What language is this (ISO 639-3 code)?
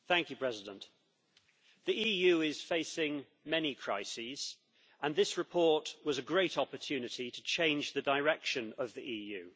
eng